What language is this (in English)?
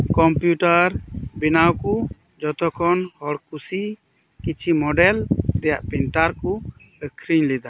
Santali